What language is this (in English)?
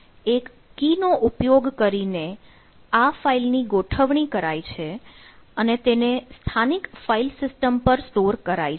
Gujarati